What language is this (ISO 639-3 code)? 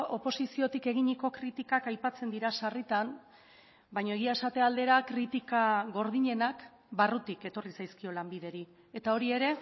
eus